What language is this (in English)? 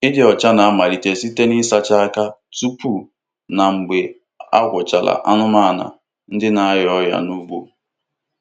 Igbo